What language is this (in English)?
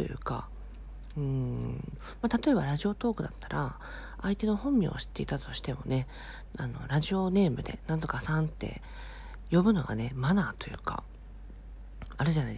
Japanese